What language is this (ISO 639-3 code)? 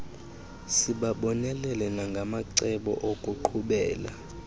xho